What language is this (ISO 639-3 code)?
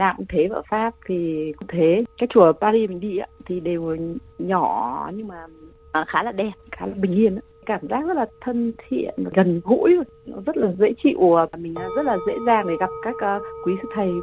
vie